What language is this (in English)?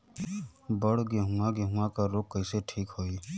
Bhojpuri